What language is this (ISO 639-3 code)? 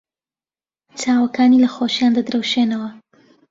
ckb